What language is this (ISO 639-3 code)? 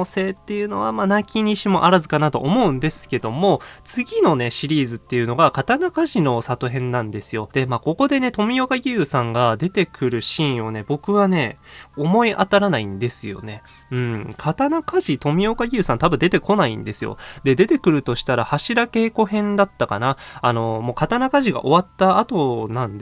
jpn